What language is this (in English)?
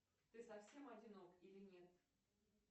Russian